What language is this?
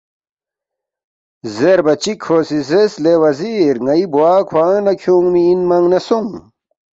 Balti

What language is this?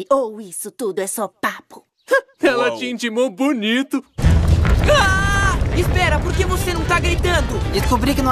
Portuguese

